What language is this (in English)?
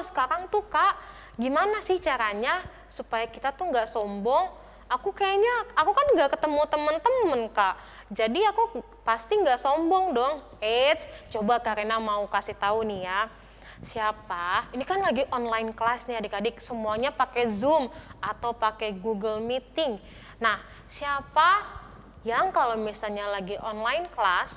Indonesian